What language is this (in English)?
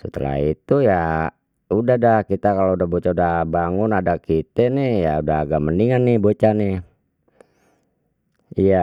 Betawi